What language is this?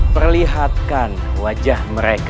Indonesian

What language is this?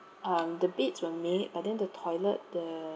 English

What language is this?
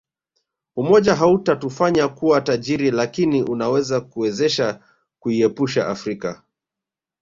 Swahili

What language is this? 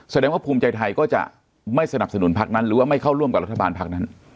Thai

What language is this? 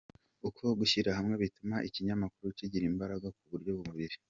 Kinyarwanda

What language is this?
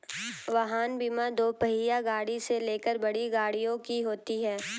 Hindi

